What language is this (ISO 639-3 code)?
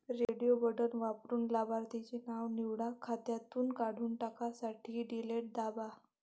mar